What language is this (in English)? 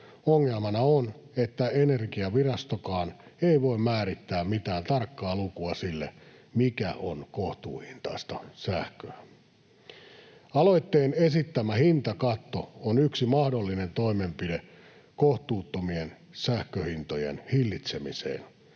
Finnish